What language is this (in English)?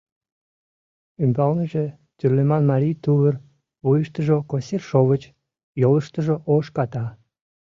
Mari